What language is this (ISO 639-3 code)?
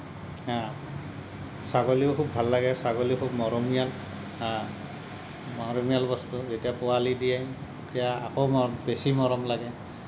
asm